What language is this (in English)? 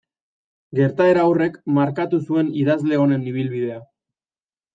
Basque